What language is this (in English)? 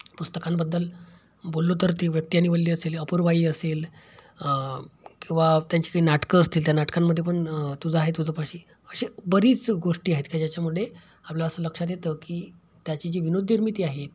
Marathi